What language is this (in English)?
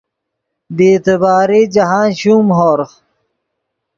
Yidgha